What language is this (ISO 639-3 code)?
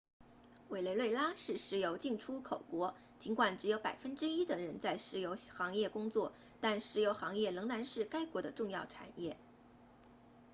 zho